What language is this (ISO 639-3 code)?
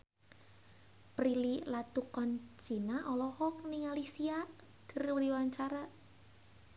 sun